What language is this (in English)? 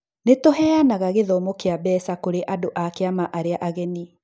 Kikuyu